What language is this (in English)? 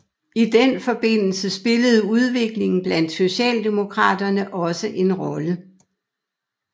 Danish